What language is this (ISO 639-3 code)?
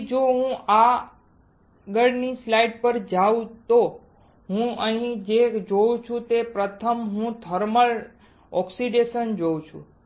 guj